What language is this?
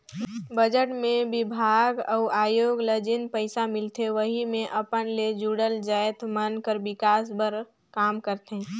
Chhattisgarhi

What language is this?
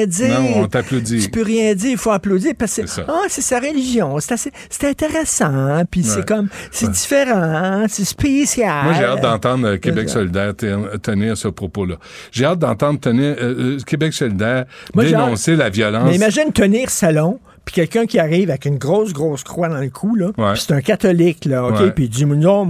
French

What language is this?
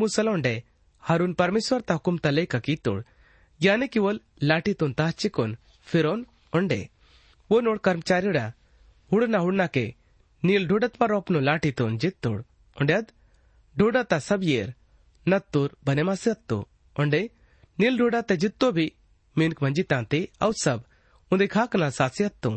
Hindi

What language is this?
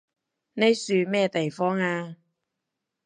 Cantonese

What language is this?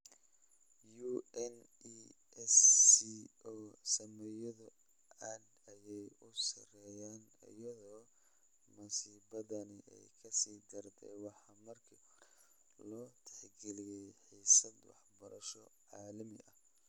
Somali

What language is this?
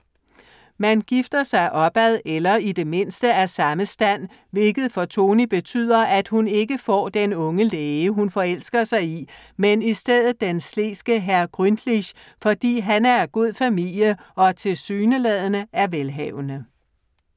Danish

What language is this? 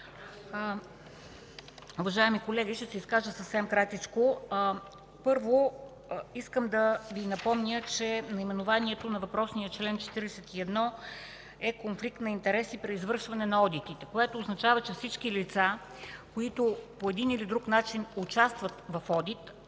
Bulgarian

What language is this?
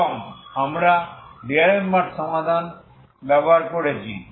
Bangla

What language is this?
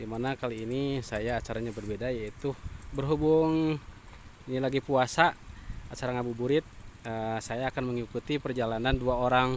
Indonesian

